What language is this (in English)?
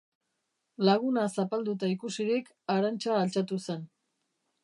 Basque